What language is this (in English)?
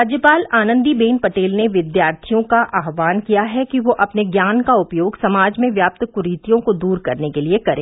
Hindi